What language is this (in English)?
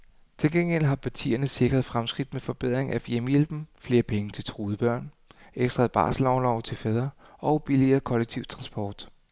Danish